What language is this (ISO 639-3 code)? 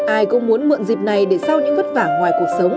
vie